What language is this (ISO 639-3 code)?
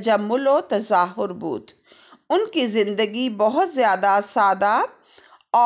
hin